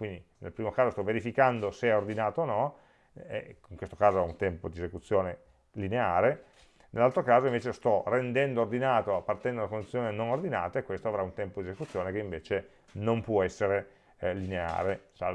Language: Italian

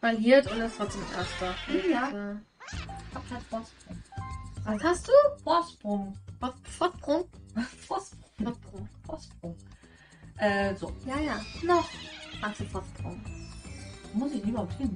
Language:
German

